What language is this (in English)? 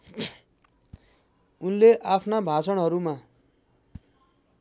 Nepali